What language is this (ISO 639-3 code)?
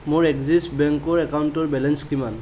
asm